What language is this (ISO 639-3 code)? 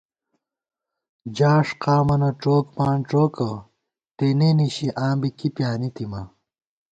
gwt